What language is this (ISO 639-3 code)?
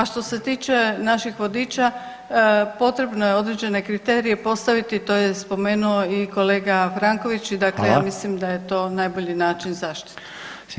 hrv